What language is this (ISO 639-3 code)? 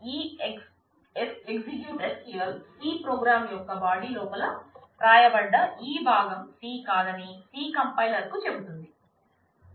tel